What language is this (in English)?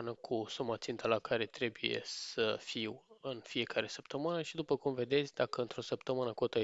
Romanian